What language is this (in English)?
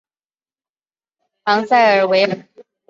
Chinese